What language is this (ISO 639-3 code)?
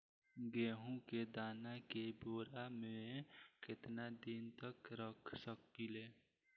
bho